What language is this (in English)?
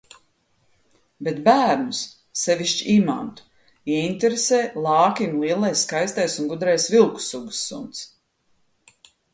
Latvian